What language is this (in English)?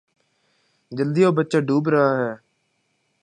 Urdu